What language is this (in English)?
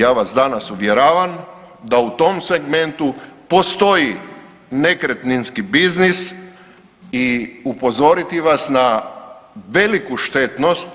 Croatian